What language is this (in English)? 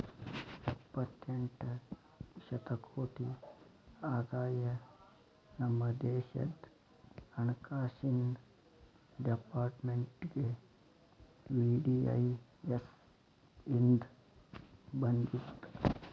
Kannada